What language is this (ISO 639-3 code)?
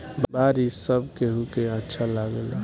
bho